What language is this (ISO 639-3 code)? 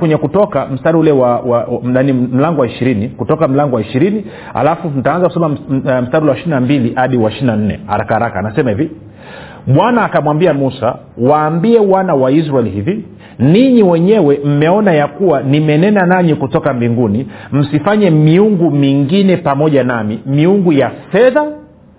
swa